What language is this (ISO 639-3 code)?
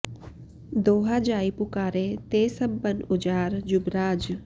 san